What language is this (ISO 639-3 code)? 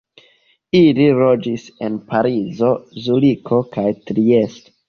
epo